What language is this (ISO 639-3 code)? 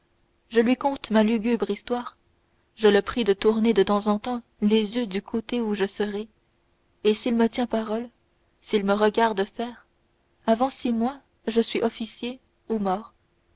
fra